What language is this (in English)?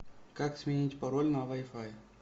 Russian